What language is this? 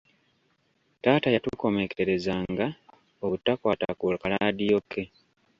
Ganda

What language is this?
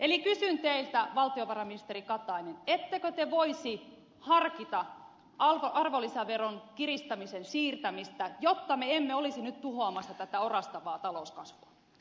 Finnish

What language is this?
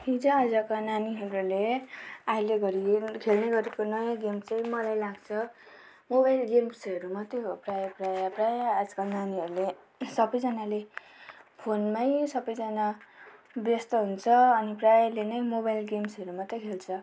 Nepali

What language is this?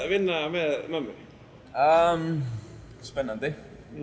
Icelandic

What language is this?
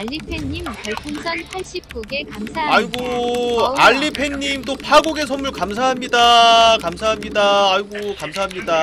Korean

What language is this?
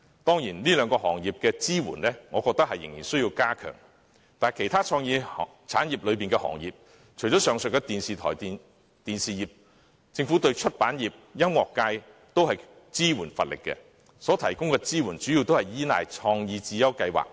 Cantonese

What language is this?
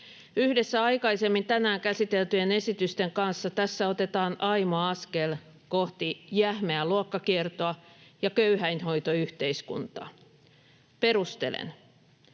Finnish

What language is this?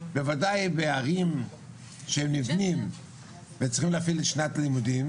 Hebrew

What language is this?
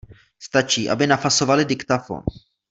Czech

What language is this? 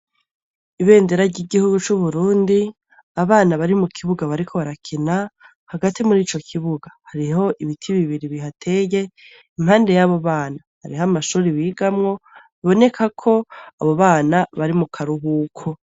Rundi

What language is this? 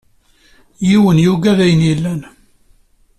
Kabyle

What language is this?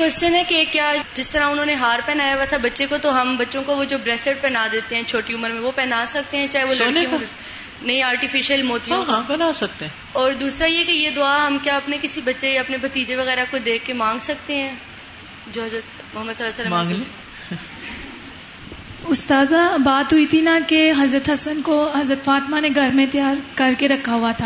Urdu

